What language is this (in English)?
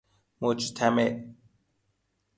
Persian